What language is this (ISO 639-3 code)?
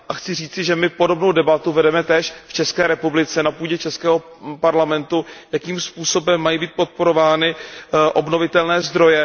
ces